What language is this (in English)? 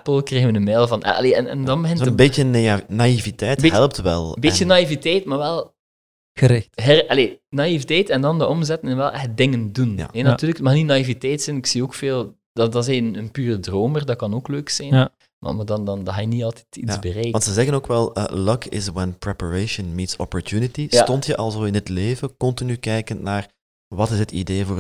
Dutch